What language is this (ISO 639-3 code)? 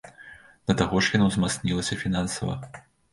bel